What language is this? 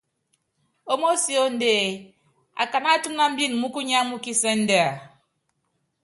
Yangben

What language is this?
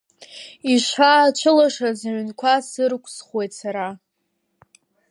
Abkhazian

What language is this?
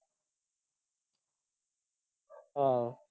Punjabi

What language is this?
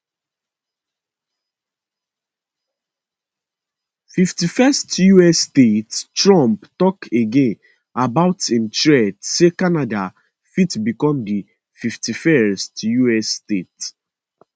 Nigerian Pidgin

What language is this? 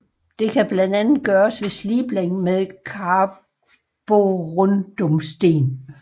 Danish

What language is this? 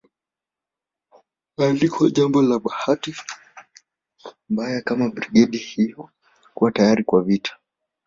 Swahili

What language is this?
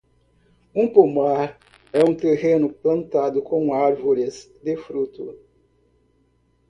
Portuguese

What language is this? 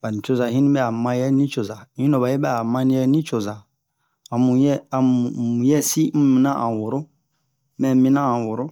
Bomu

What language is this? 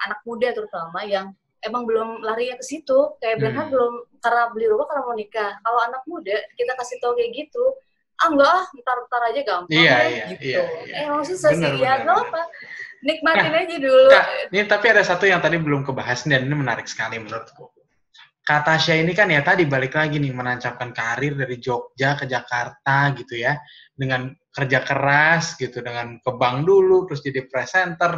Indonesian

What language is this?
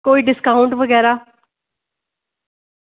Dogri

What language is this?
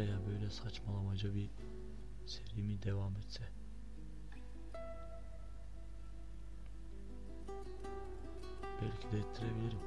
Turkish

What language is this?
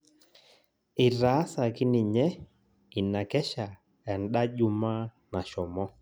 Masai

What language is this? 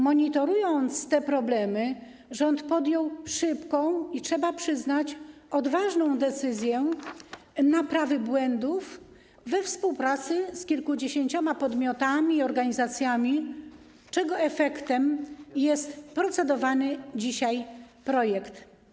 Polish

